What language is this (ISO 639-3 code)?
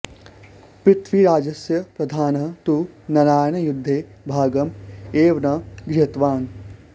san